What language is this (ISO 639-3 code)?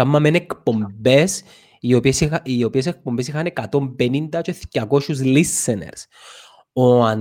ell